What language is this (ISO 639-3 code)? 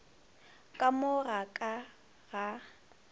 nso